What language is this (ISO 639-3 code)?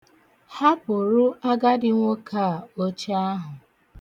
ibo